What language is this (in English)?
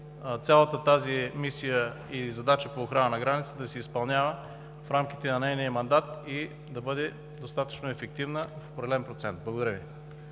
Bulgarian